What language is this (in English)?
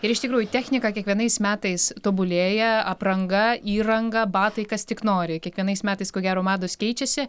Lithuanian